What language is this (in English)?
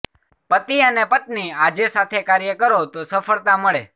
Gujarati